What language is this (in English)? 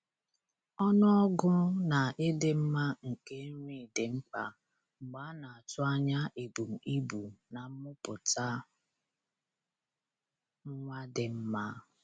Igbo